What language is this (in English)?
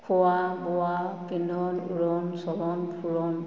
Assamese